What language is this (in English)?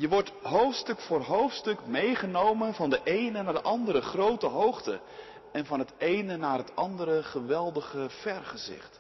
Dutch